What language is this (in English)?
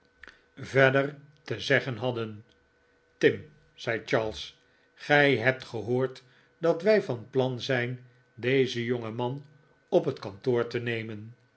Dutch